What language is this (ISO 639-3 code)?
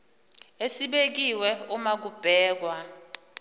zul